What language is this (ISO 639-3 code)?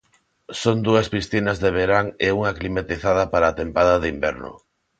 glg